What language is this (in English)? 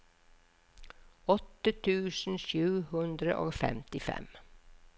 Norwegian